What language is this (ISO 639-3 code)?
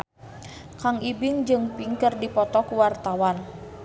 sun